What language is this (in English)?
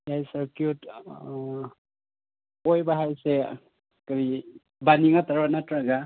Manipuri